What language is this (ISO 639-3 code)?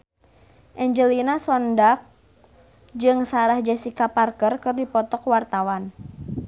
sun